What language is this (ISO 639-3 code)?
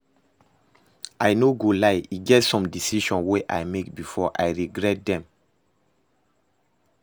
pcm